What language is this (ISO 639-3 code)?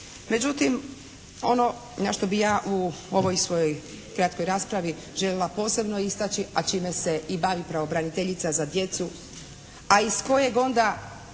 hrv